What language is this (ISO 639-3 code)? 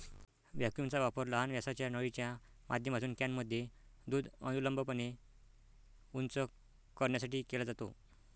mar